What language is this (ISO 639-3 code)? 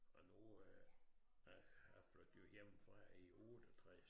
dan